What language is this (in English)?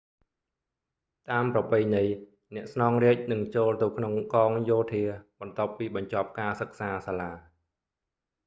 Khmer